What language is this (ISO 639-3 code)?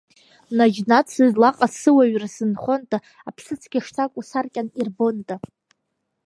abk